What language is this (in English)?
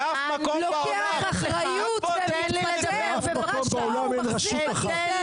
Hebrew